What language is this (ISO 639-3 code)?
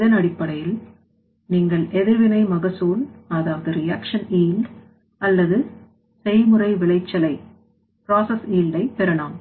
tam